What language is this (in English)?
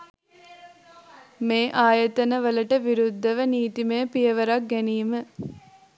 Sinhala